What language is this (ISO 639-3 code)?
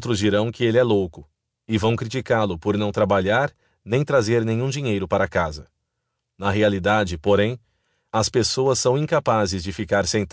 por